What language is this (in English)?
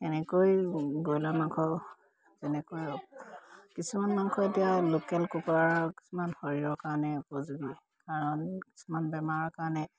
Assamese